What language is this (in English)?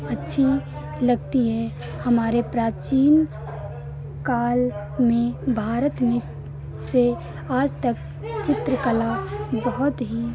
Hindi